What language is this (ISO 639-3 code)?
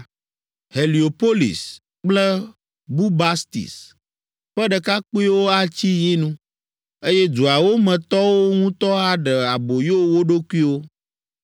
ewe